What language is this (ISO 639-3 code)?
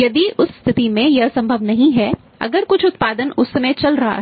hin